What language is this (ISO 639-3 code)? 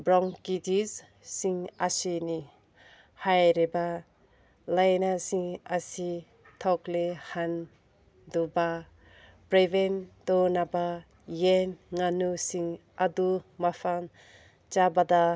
mni